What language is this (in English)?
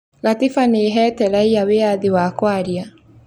Kikuyu